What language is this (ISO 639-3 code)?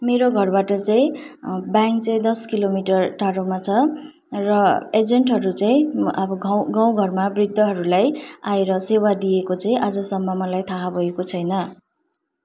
nep